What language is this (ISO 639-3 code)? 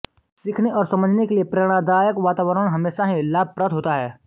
hin